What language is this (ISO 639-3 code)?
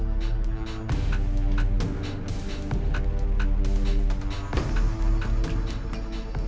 ind